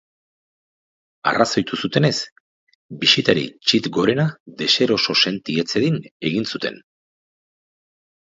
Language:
Basque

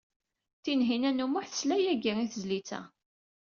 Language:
Kabyle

